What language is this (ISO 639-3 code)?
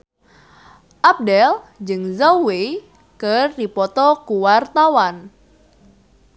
sun